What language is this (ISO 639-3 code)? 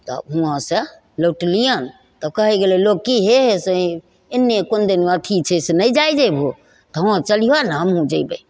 mai